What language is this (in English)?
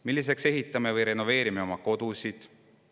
Estonian